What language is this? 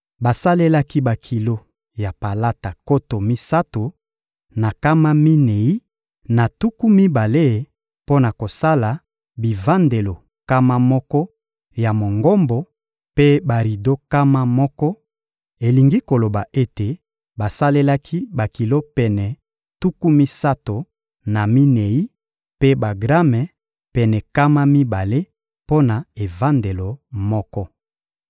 Lingala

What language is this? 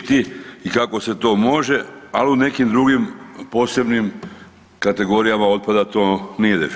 Croatian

